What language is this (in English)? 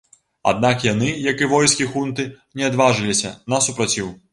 Belarusian